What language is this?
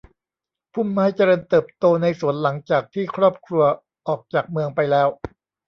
Thai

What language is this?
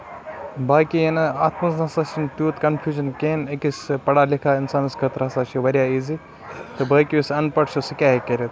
Kashmiri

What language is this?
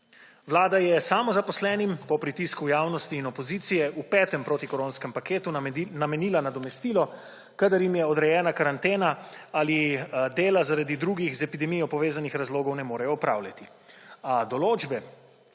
Slovenian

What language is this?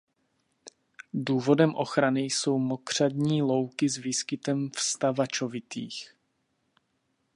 Czech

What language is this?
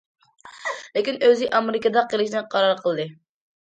Uyghur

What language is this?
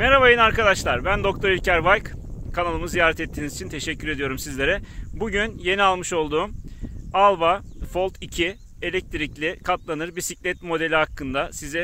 Turkish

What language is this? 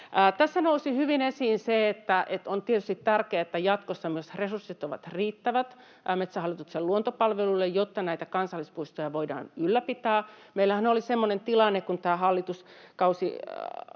Finnish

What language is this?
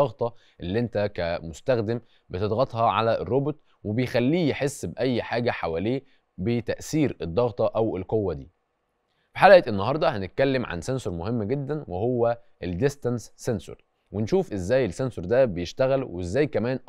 Arabic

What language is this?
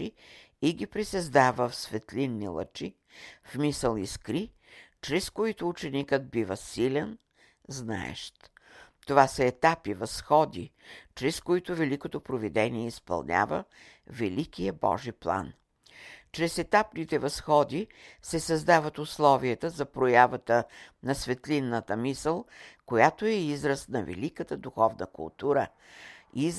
Bulgarian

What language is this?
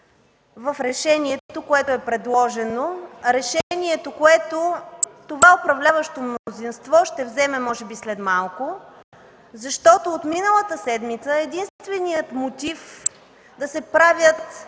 Bulgarian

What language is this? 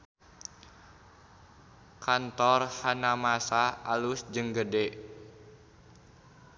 Sundanese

